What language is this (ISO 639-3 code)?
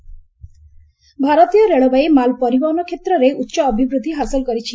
ori